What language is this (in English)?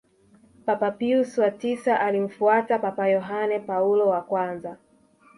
Swahili